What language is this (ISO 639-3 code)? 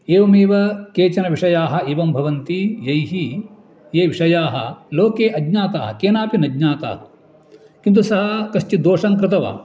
san